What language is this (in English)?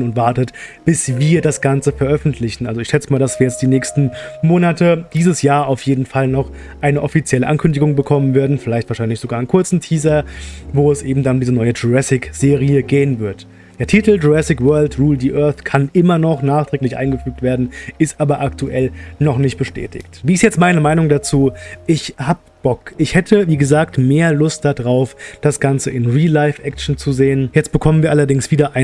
German